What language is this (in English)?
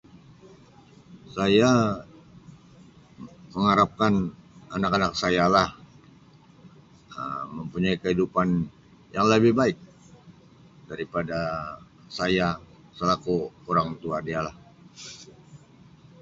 Sabah Malay